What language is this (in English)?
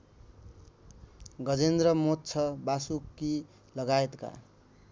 Nepali